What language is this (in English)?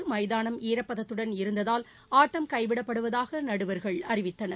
Tamil